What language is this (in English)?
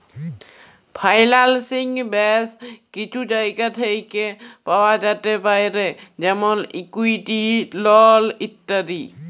Bangla